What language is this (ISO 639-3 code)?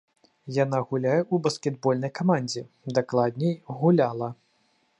bel